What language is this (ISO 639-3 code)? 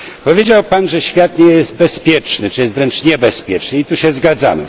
pol